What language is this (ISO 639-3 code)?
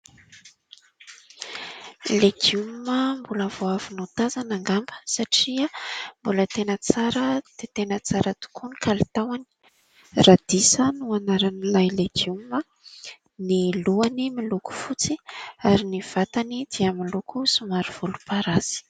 mlg